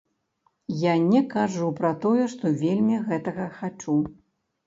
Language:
Belarusian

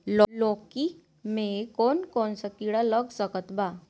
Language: Bhojpuri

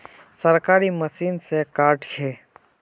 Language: Magahi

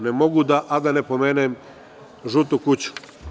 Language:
Serbian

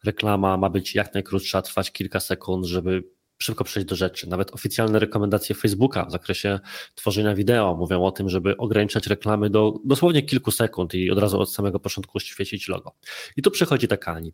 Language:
Polish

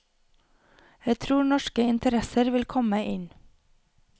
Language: Norwegian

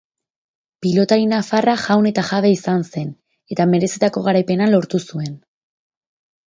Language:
Basque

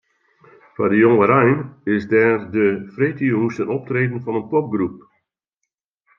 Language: Western Frisian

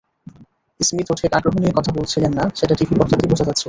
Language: Bangla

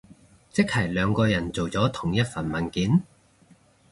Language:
Cantonese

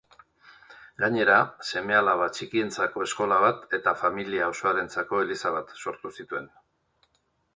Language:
Basque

